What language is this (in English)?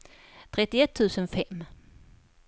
Swedish